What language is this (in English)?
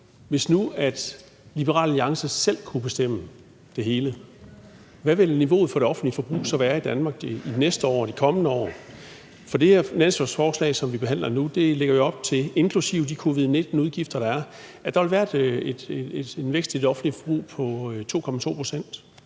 Danish